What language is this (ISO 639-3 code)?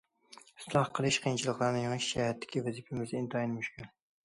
uig